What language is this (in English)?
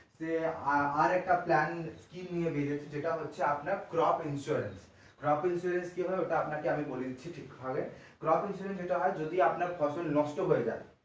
Bangla